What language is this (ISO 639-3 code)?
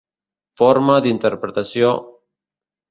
cat